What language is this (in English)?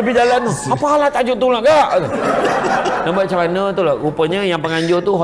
Malay